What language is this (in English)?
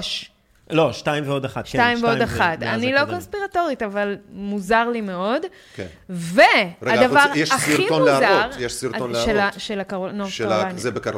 Hebrew